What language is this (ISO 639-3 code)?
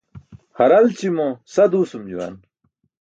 bsk